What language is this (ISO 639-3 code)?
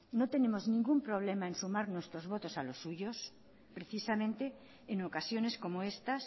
spa